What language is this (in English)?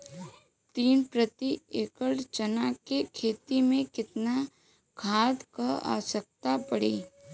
Bhojpuri